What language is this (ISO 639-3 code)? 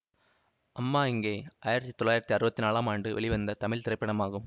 tam